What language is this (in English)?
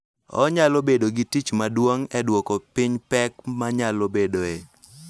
Luo (Kenya and Tanzania)